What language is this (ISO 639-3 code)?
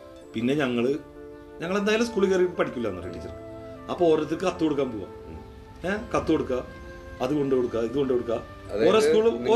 mal